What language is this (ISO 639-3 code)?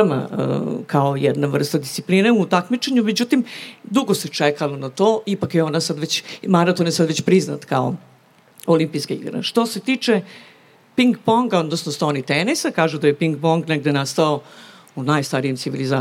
hrv